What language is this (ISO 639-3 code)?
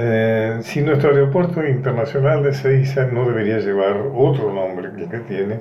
spa